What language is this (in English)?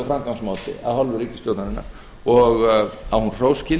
Icelandic